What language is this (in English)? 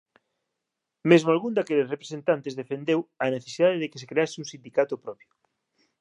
Galician